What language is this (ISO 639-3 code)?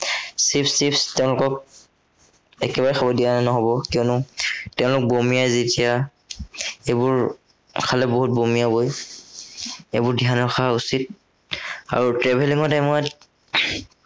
asm